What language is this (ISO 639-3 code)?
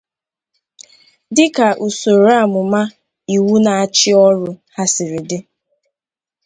ibo